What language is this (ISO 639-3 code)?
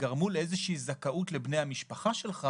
heb